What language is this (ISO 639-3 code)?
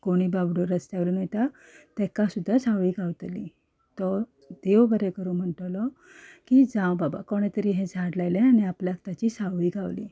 kok